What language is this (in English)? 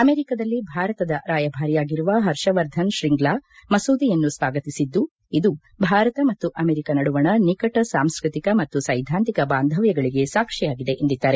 Kannada